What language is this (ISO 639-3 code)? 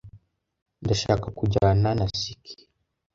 kin